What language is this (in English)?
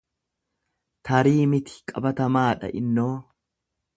Oromo